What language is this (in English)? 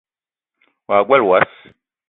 Eton (Cameroon)